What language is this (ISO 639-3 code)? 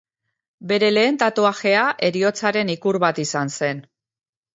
eus